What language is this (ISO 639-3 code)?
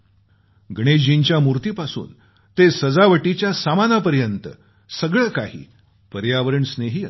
mar